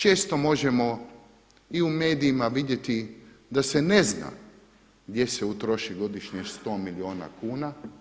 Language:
Croatian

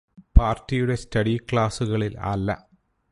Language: Malayalam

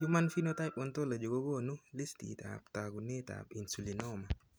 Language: Kalenjin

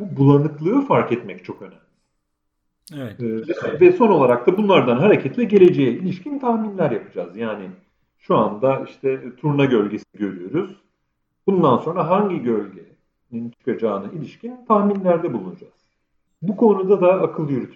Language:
Turkish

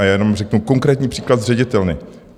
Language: Czech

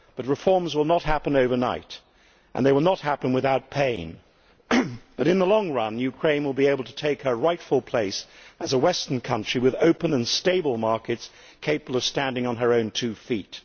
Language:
English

